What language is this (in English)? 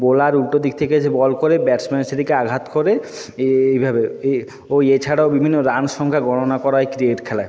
Bangla